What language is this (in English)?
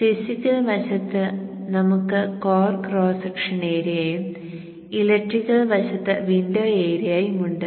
Malayalam